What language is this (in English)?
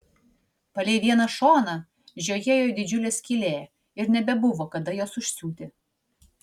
Lithuanian